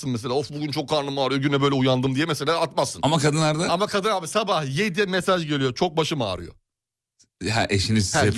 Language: Turkish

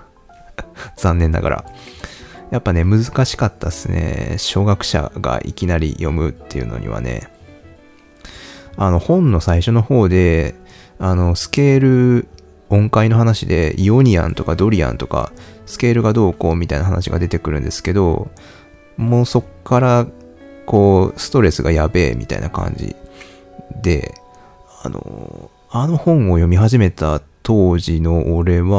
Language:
Japanese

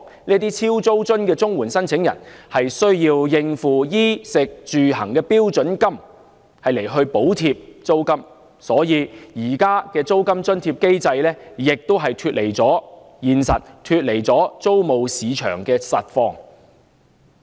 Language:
Cantonese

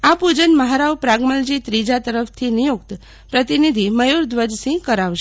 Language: Gujarati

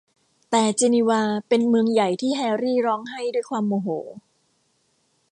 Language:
Thai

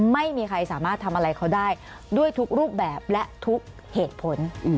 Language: Thai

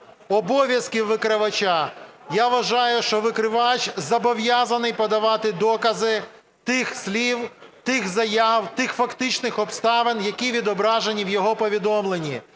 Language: Ukrainian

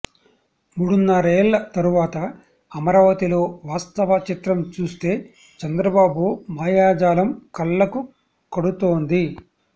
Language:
Telugu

